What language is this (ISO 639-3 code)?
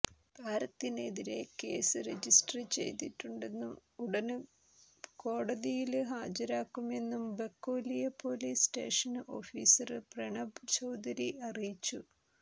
mal